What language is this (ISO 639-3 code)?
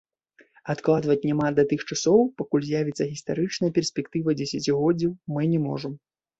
bel